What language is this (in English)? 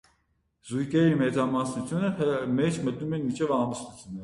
Armenian